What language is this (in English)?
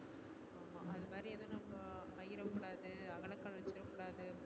Tamil